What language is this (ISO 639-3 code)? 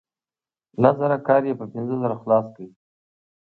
pus